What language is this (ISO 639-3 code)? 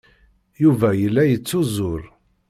kab